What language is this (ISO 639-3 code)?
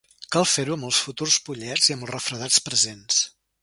cat